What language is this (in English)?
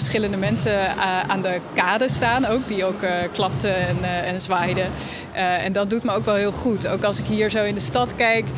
Dutch